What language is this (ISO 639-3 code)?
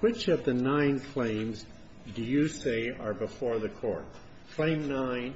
eng